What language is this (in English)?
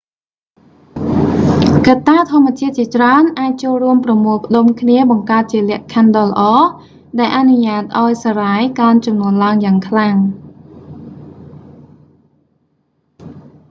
Khmer